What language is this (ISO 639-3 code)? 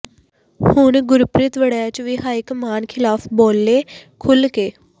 pan